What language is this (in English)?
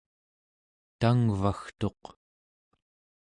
Central Yupik